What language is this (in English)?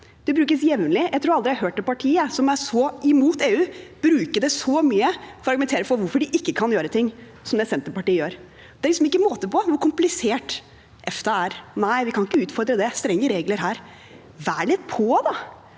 Norwegian